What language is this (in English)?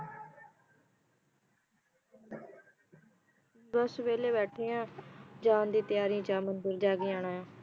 Punjabi